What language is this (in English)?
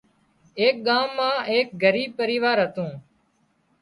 Wadiyara Koli